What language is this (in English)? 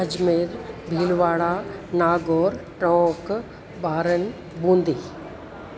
Sindhi